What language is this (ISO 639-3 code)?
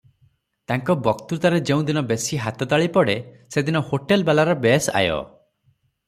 ori